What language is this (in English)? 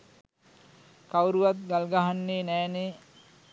Sinhala